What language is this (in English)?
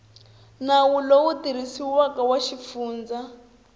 Tsonga